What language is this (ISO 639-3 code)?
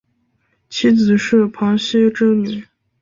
zho